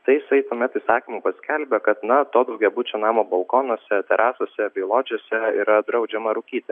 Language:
Lithuanian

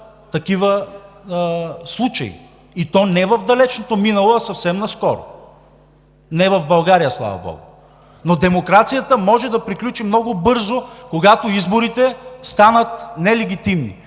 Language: Bulgarian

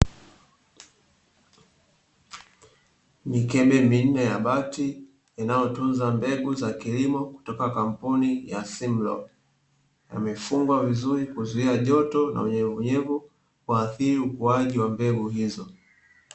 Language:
Swahili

